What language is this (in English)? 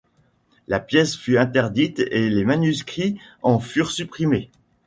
French